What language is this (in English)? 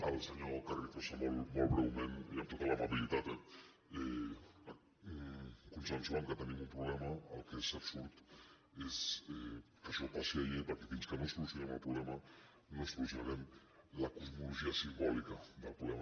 Catalan